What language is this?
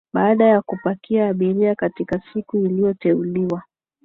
Swahili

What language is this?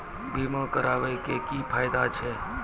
Maithili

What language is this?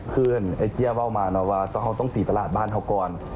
Thai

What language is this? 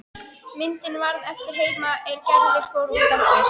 Icelandic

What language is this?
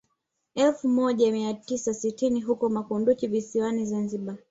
Swahili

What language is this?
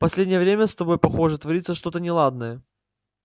Russian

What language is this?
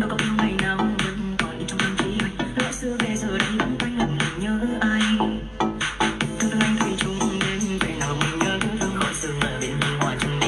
Vietnamese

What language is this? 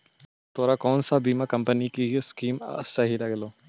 Magahi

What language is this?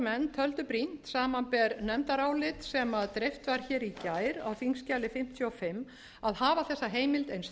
Icelandic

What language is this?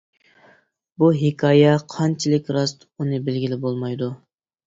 Uyghur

